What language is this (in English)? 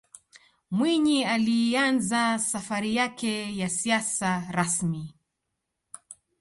Swahili